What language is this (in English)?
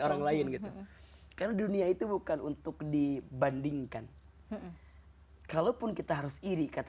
Indonesian